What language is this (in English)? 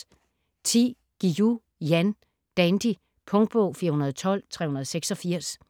Danish